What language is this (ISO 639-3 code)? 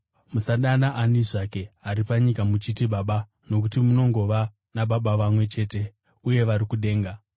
sna